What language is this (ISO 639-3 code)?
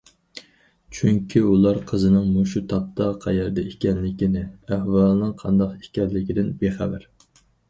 uig